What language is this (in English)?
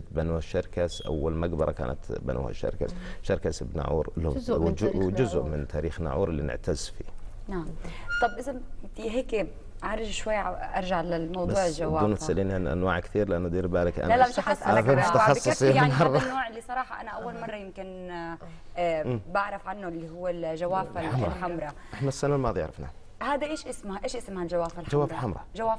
Arabic